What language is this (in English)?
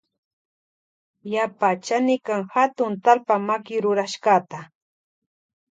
Loja Highland Quichua